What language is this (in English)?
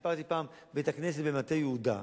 Hebrew